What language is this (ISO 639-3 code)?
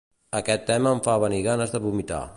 cat